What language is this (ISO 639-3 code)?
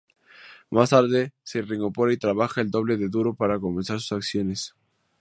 spa